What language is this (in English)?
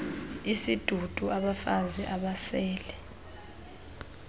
Xhosa